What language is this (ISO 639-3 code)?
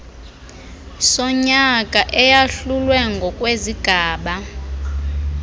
xho